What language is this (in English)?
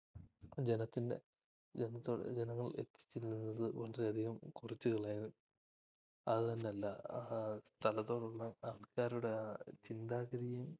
Malayalam